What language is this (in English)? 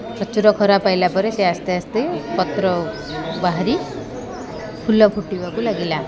Odia